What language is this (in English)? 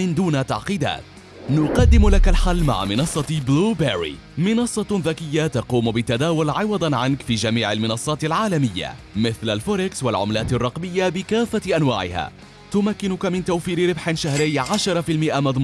Arabic